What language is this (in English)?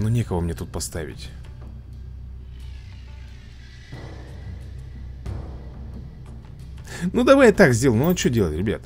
Russian